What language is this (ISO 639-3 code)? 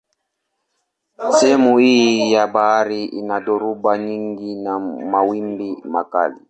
swa